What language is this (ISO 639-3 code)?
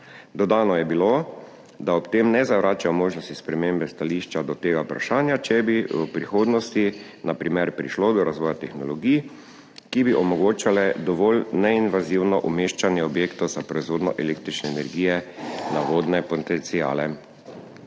slv